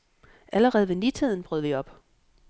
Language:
Danish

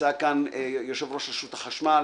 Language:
Hebrew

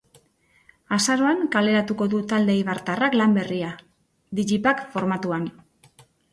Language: Basque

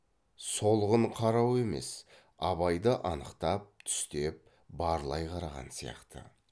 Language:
Kazakh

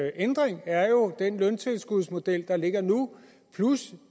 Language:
Danish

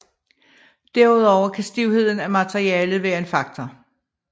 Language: Danish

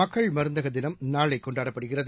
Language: Tamil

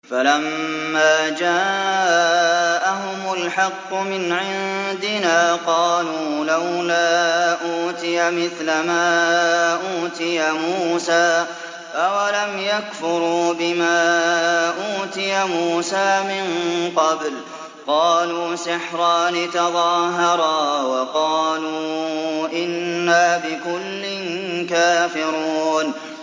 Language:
Arabic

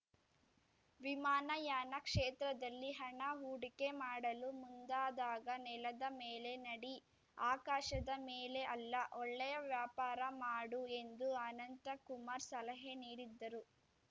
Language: Kannada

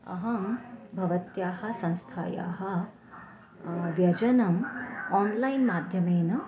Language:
Sanskrit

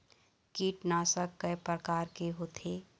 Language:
Chhattisgarhi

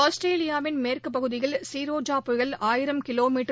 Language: Tamil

